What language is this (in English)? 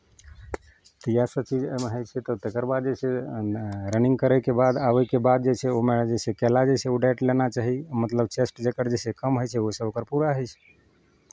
Maithili